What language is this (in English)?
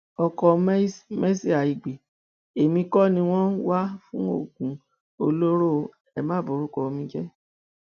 Yoruba